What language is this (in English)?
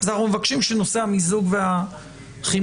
Hebrew